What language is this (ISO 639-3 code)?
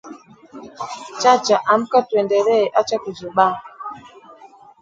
swa